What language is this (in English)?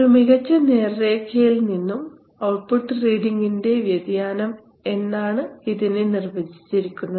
Malayalam